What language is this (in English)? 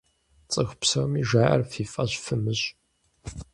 Kabardian